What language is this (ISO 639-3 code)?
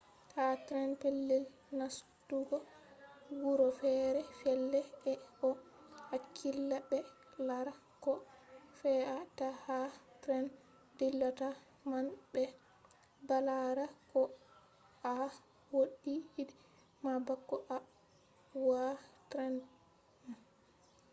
ful